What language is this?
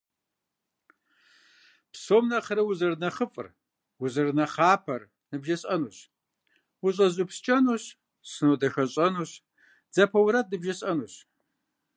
Kabardian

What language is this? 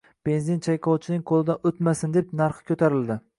Uzbek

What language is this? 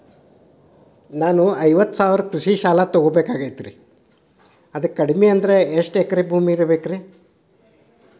Kannada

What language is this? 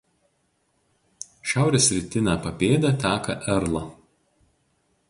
Lithuanian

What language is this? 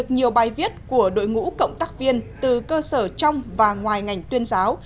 Vietnamese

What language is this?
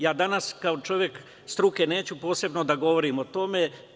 Serbian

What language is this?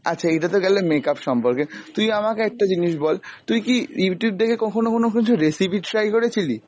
Bangla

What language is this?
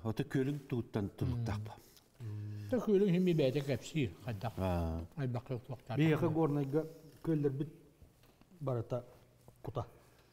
Turkish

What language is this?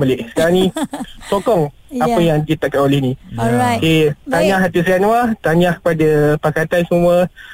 Malay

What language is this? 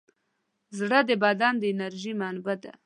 Pashto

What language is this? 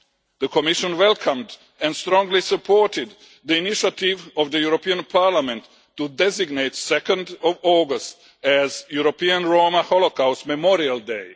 English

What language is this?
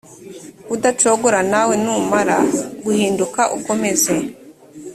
Kinyarwanda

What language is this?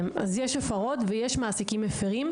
Hebrew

